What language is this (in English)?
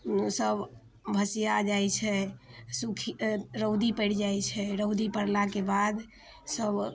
Maithili